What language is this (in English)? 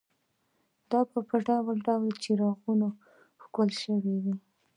Pashto